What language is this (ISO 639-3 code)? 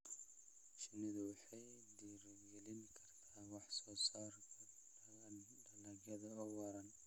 som